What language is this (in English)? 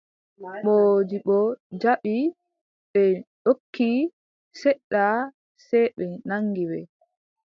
Adamawa Fulfulde